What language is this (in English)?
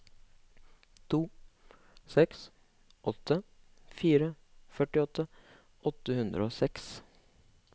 Norwegian